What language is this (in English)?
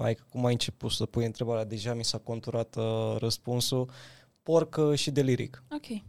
Romanian